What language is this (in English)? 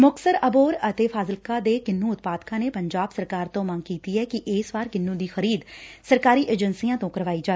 Punjabi